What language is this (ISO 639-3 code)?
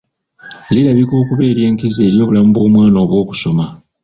lug